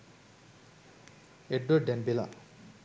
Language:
Sinhala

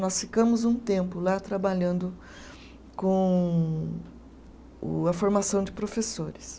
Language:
Portuguese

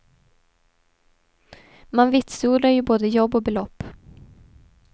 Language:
Swedish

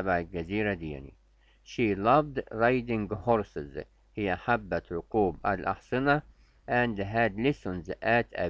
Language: Arabic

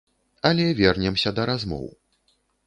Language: Belarusian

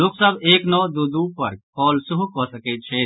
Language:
Maithili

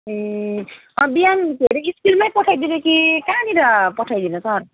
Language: Nepali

